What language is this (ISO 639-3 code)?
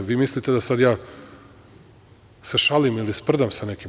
srp